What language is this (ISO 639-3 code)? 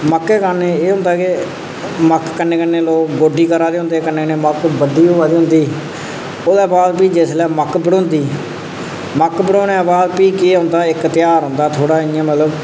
doi